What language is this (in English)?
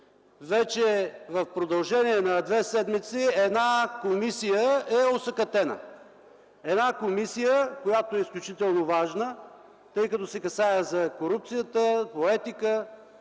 Bulgarian